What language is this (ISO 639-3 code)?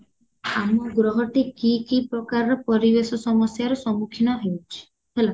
ori